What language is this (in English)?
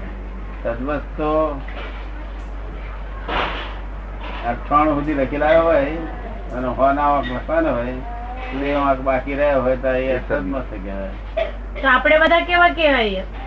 Gujarati